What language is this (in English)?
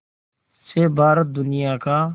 Hindi